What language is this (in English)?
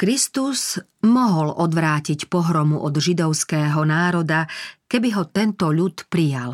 Slovak